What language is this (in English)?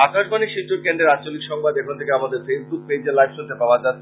Bangla